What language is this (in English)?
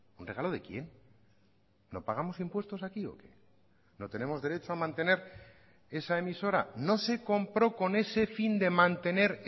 Spanish